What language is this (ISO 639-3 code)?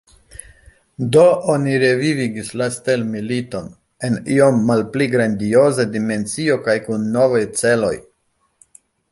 epo